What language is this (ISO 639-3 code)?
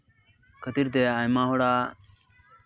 sat